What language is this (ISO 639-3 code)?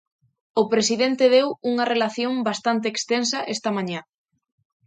glg